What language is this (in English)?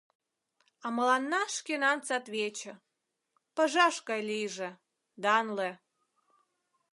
Mari